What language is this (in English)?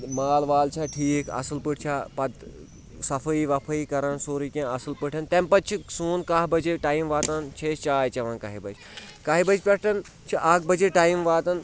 Kashmiri